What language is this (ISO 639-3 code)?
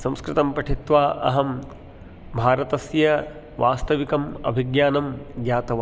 san